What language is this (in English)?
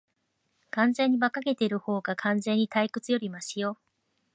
Japanese